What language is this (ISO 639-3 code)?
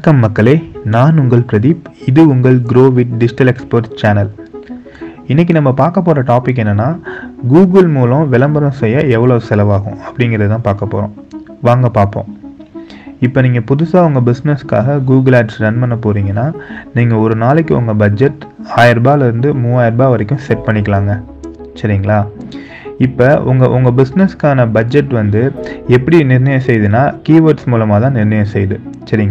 tam